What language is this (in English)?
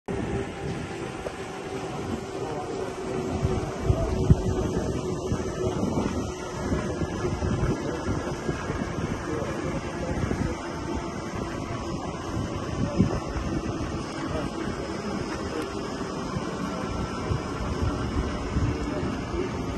Arabic